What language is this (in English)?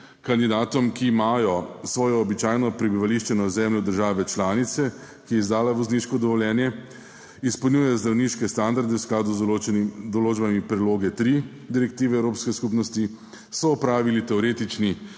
Slovenian